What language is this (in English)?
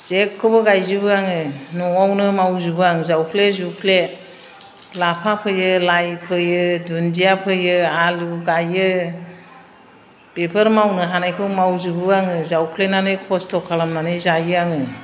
Bodo